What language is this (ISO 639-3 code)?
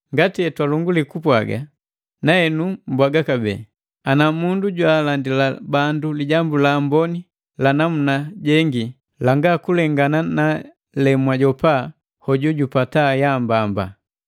mgv